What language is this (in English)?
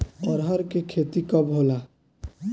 Bhojpuri